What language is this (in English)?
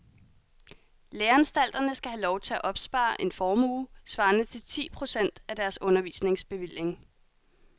Danish